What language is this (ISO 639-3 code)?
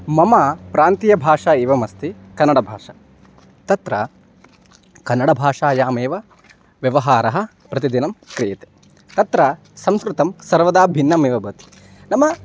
san